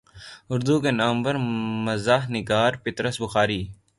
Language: Urdu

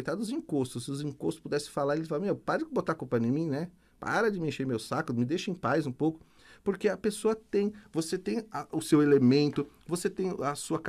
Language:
Portuguese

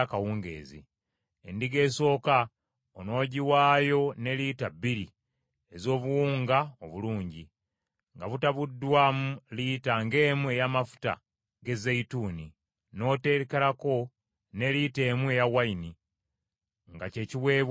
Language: Ganda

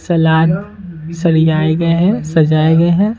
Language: Hindi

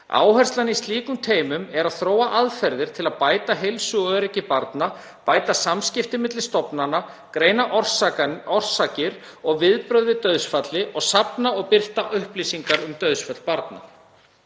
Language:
Icelandic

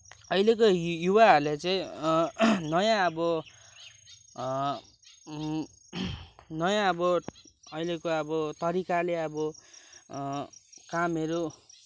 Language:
Nepali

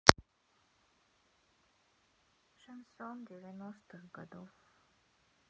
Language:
Russian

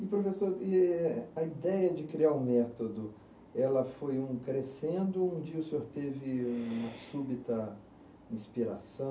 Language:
Portuguese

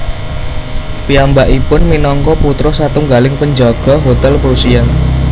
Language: Javanese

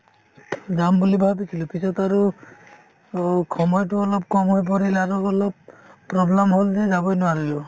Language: Assamese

